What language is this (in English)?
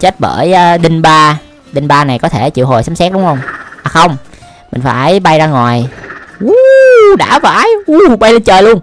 Vietnamese